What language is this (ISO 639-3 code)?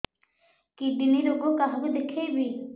ori